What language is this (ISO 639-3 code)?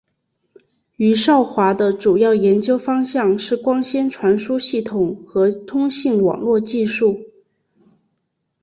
zho